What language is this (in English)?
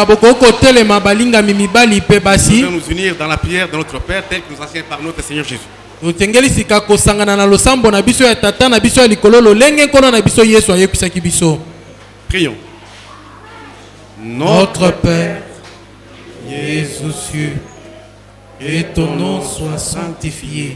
French